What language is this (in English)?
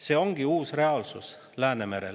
Estonian